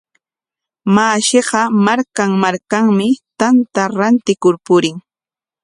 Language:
Corongo Ancash Quechua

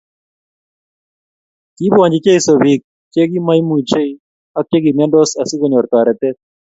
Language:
Kalenjin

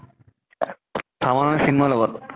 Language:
Assamese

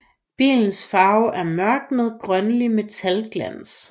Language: Danish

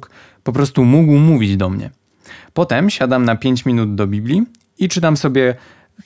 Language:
Polish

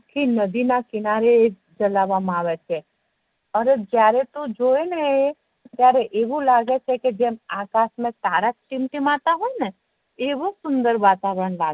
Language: Gujarati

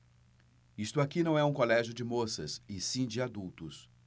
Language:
Portuguese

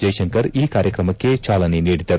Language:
Kannada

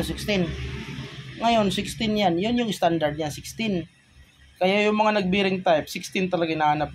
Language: Filipino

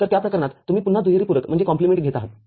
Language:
Marathi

